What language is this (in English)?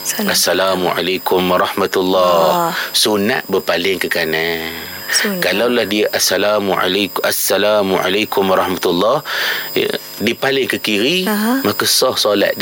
Malay